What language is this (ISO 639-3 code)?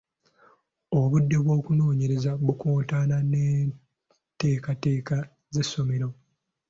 lug